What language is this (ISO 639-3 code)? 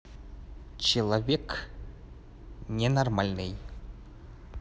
rus